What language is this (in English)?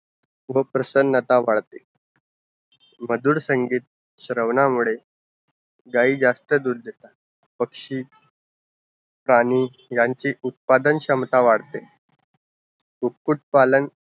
Marathi